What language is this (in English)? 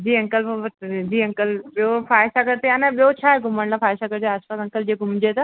Sindhi